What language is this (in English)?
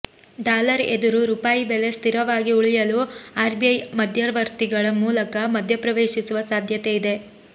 Kannada